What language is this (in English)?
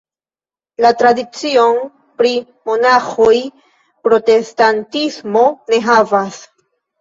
Esperanto